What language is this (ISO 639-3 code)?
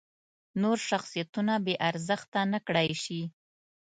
pus